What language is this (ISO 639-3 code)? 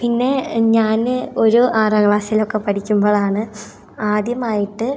mal